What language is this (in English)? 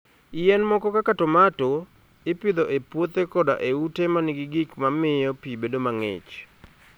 Luo (Kenya and Tanzania)